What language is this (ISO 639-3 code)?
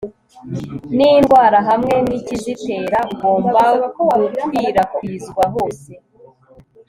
kin